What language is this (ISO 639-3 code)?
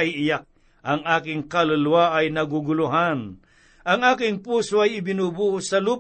fil